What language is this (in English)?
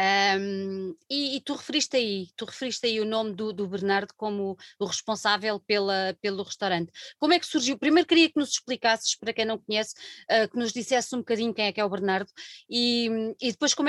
Portuguese